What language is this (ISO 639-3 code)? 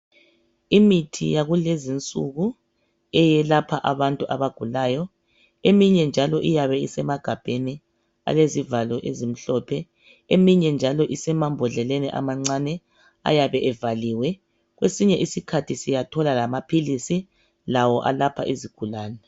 nde